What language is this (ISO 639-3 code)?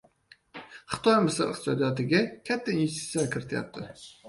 uzb